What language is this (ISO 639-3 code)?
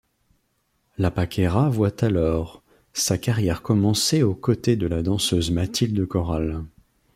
fra